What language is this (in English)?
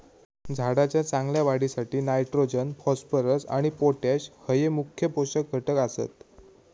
Marathi